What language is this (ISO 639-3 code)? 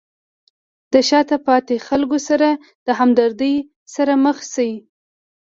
pus